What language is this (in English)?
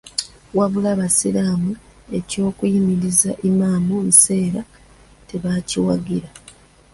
Ganda